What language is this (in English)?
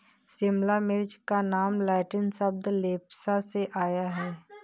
Hindi